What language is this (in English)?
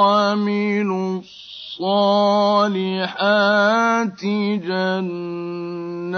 Arabic